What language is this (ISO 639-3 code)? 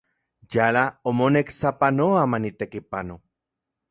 ncx